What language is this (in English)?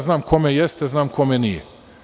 Serbian